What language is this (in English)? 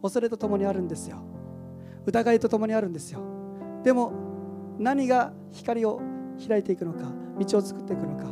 Japanese